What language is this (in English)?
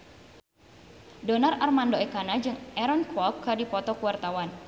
Sundanese